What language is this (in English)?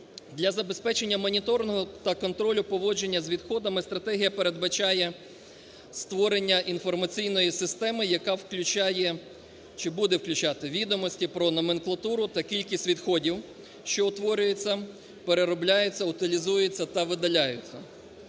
Ukrainian